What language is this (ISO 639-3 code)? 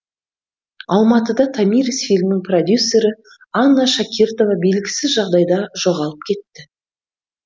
kaz